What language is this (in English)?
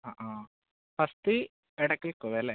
Malayalam